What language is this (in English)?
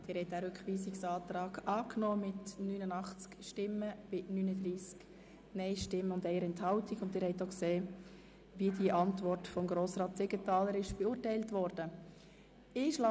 Swiss German